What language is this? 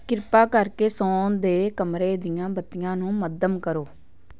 Punjabi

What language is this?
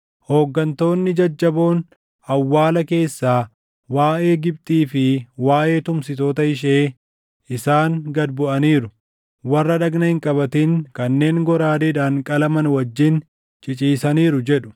Oromo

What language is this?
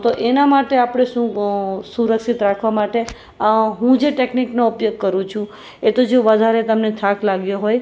Gujarati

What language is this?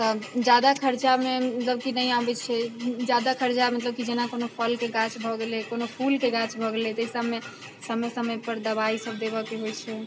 Maithili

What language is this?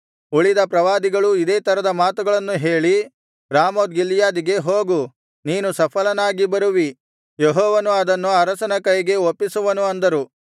Kannada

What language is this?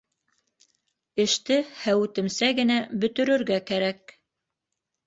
Bashkir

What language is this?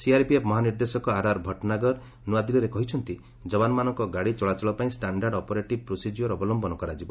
Odia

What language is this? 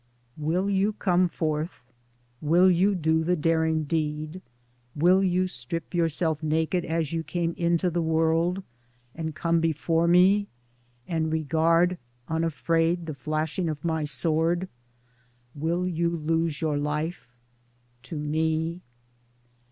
English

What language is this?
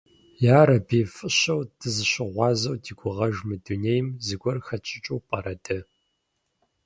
Kabardian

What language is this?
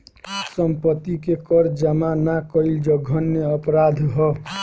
Bhojpuri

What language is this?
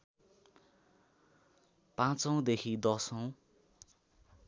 Nepali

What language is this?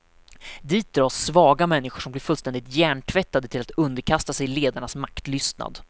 Swedish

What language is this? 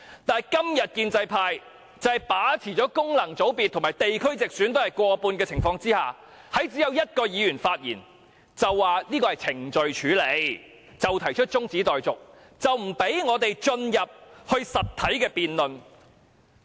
Cantonese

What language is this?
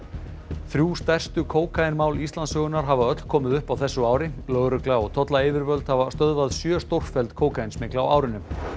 Icelandic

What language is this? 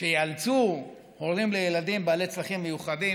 Hebrew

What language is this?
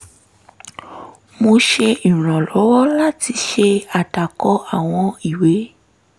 Yoruba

